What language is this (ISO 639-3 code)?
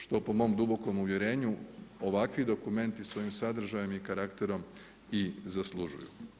hrv